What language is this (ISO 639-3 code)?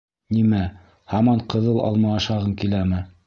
bak